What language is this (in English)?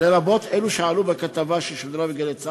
Hebrew